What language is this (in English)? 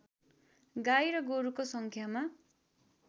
Nepali